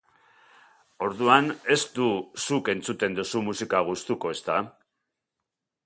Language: Basque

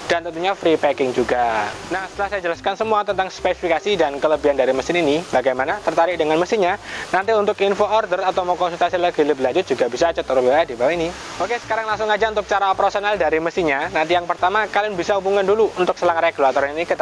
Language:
Indonesian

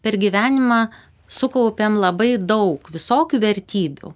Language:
Lithuanian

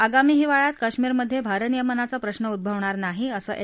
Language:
Marathi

